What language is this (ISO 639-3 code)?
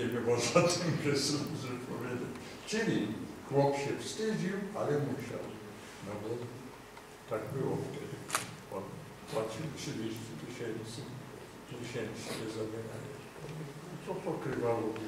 pol